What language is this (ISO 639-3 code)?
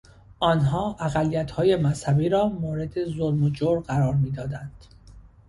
fas